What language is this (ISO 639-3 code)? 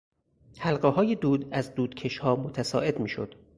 fas